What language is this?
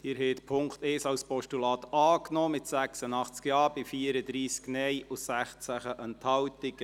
Swiss German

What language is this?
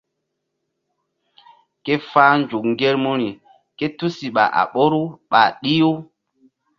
Mbum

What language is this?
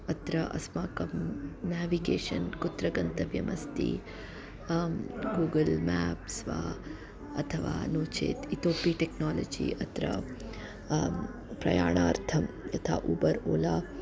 Sanskrit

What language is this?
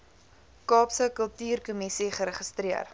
Afrikaans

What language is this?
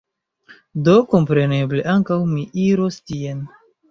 Esperanto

